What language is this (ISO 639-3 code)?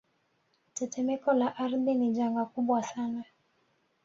swa